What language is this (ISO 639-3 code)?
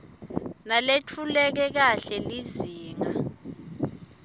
ssw